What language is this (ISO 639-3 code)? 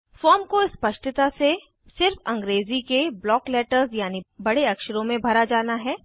hin